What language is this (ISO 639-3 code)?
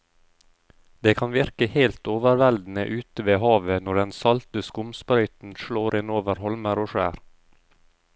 nor